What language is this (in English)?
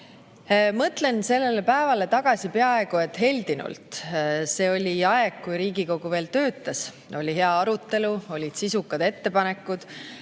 Estonian